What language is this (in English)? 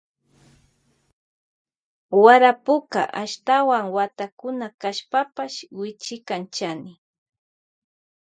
Loja Highland Quichua